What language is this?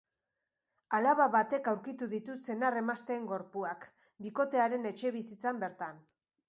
Basque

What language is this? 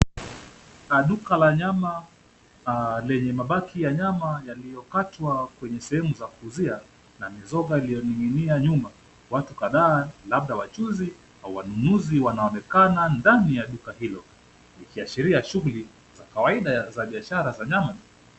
Swahili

